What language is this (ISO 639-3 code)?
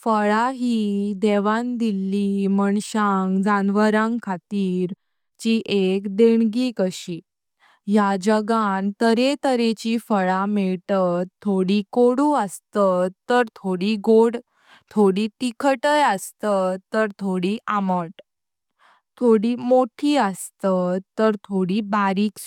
kok